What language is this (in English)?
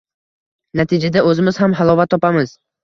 Uzbek